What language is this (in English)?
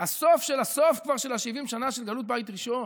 Hebrew